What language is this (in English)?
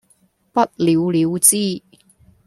Cantonese